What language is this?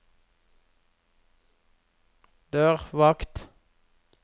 Norwegian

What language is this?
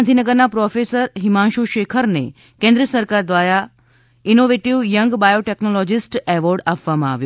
Gujarati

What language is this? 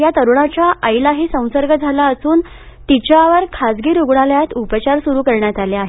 Marathi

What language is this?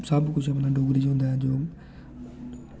Dogri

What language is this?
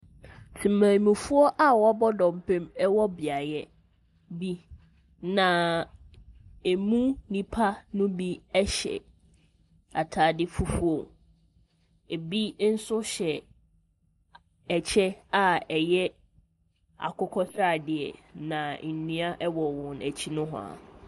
Akan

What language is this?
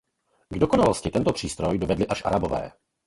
Czech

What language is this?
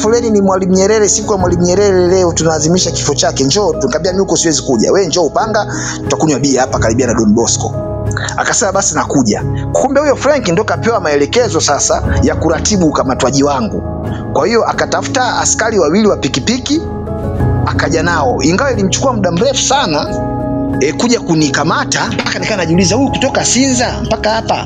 Swahili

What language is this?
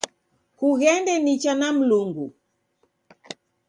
Taita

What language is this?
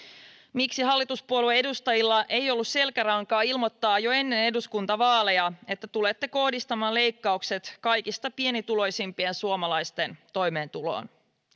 Finnish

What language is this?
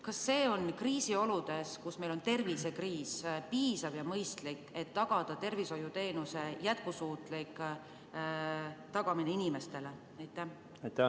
Estonian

